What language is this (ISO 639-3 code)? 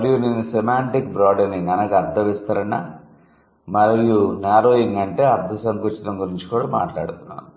tel